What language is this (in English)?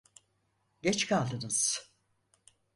Turkish